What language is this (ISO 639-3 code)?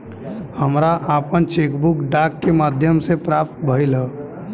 bho